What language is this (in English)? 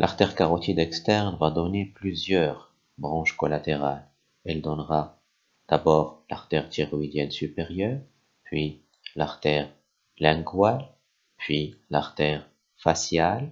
French